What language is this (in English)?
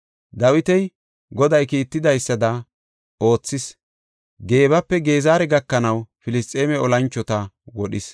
Gofa